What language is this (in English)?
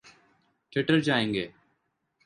Urdu